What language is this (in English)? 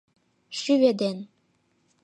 Mari